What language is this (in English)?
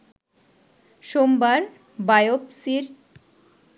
Bangla